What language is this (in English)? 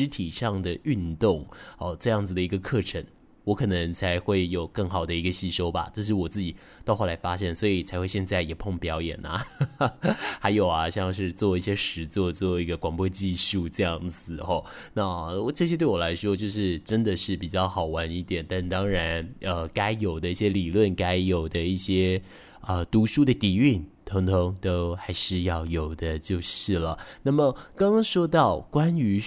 Chinese